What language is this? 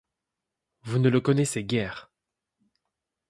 French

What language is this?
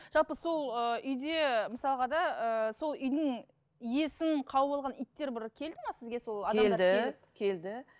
Kazakh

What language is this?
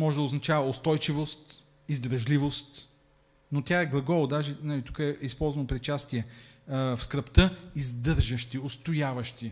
Bulgarian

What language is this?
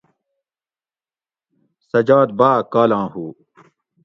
Gawri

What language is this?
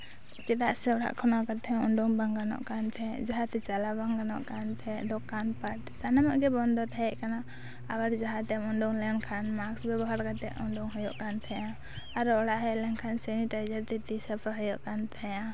Santali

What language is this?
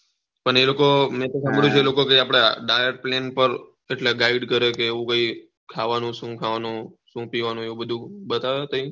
Gujarati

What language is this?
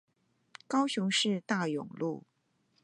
Chinese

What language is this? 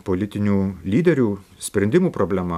Lithuanian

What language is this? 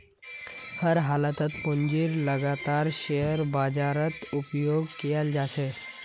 Magahi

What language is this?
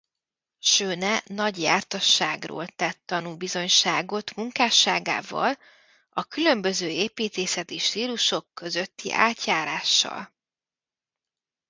Hungarian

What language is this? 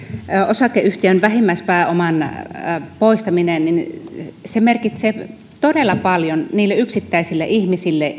Finnish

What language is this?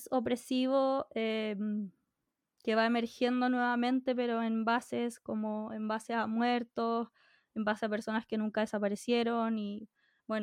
Spanish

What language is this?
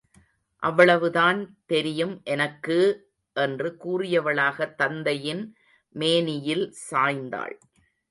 Tamil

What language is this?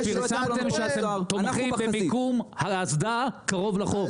Hebrew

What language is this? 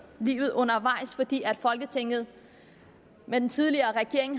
Danish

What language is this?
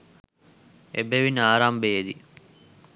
Sinhala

